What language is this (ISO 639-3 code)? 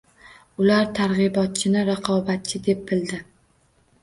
uzb